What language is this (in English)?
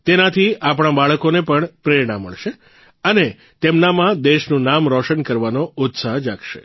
Gujarati